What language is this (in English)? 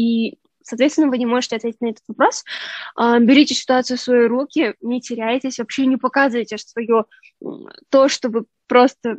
Russian